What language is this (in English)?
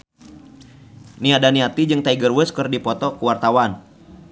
Sundanese